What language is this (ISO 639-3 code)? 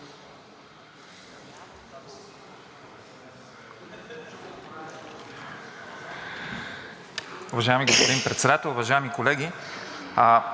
bul